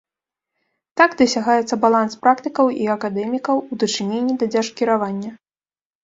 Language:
Belarusian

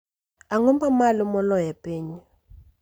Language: Luo (Kenya and Tanzania)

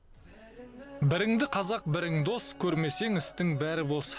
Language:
Kazakh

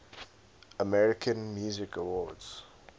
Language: English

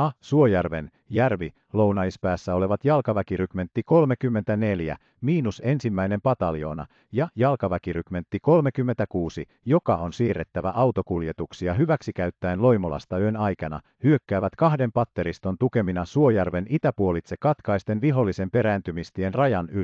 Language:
Finnish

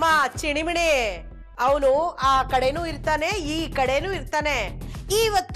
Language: Kannada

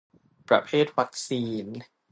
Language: Thai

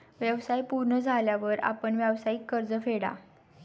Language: Marathi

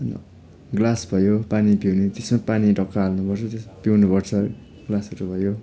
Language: Nepali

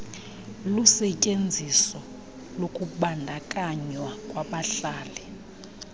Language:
Xhosa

